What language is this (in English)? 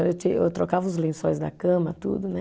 Portuguese